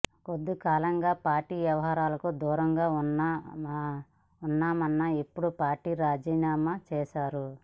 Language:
Telugu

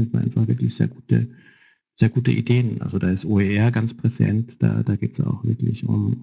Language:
German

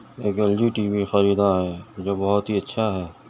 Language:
Urdu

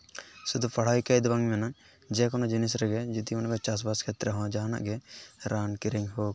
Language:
Santali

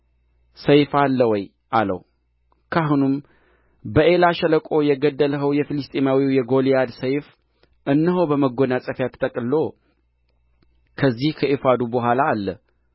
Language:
Amharic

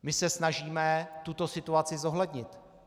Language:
Czech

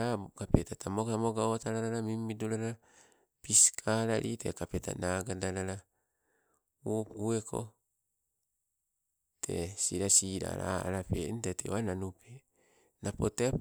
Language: Sibe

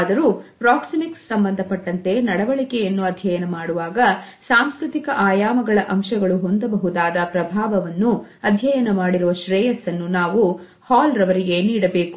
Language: Kannada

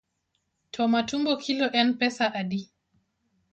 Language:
Luo (Kenya and Tanzania)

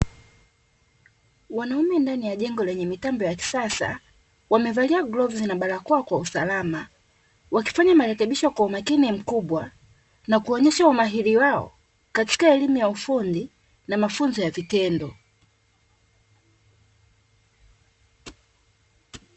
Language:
Swahili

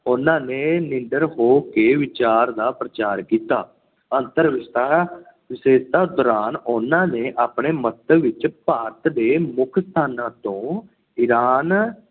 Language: Punjabi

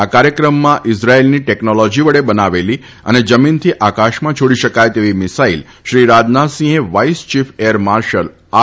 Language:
Gujarati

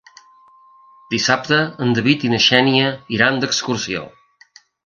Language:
Catalan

